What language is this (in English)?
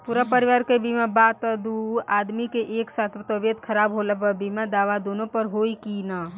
Bhojpuri